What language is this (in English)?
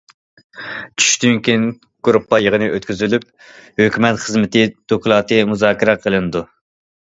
Uyghur